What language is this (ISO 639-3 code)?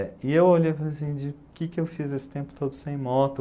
por